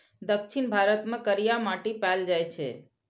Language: Maithili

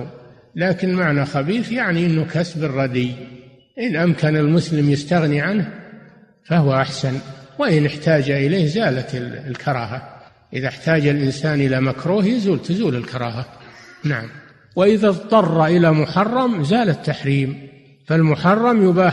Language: Arabic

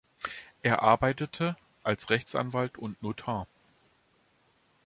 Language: German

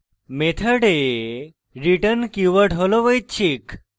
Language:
Bangla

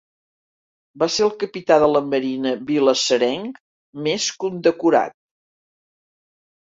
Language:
Catalan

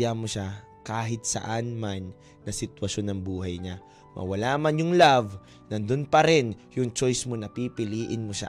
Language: Filipino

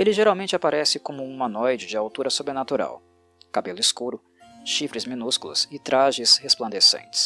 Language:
Portuguese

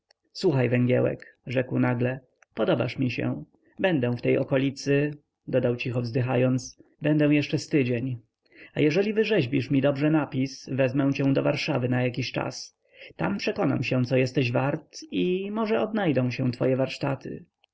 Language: Polish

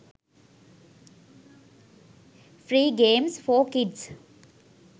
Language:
Sinhala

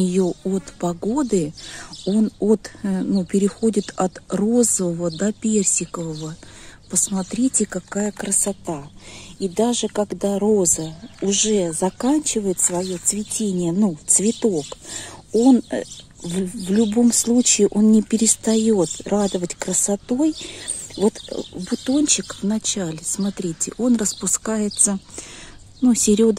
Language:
Russian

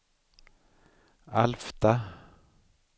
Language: Swedish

